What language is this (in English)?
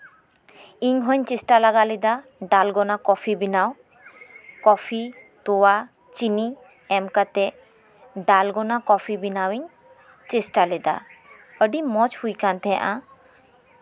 Santali